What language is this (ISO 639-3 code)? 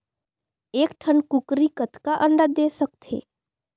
hne